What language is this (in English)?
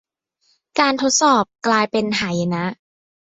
Thai